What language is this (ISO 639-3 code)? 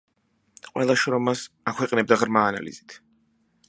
kat